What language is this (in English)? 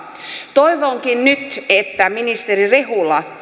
Finnish